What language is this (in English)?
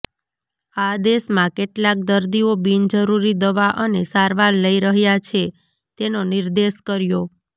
Gujarati